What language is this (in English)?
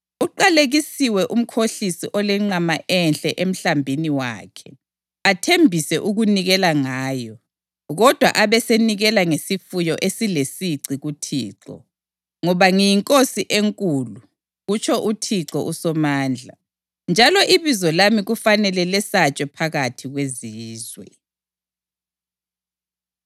North Ndebele